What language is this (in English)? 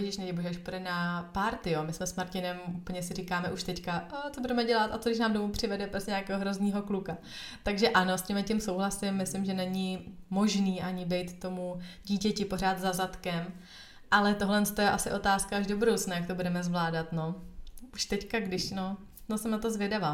Czech